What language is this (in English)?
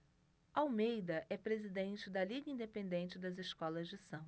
Portuguese